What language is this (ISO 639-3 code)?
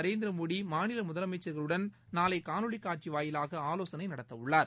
tam